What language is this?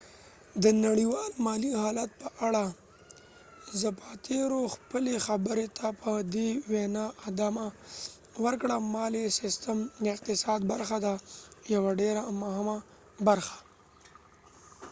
Pashto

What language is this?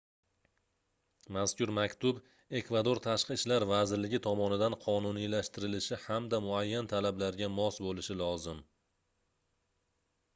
Uzbek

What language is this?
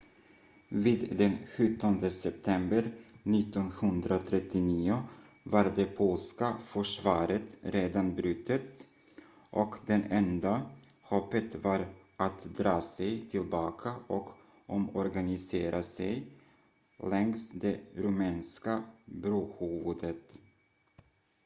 Swedish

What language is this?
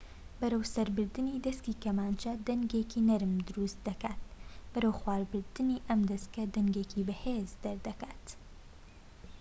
Central Kurdish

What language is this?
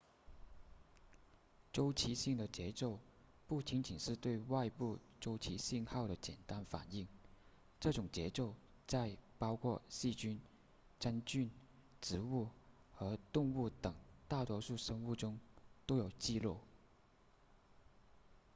Chinese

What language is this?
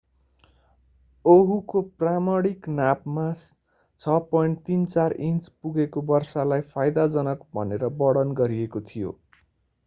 Nepali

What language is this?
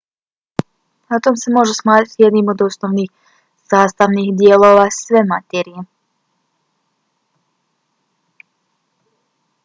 Bosnian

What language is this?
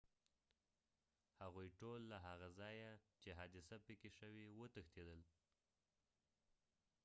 Pashto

